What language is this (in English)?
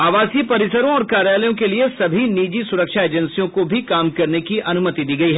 Hindi